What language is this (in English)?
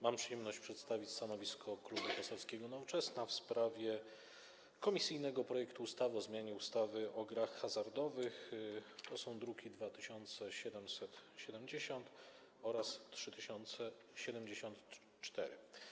Polish